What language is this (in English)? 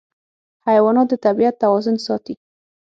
Pashto